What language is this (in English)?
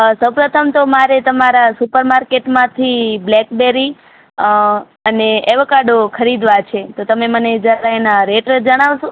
Gujarati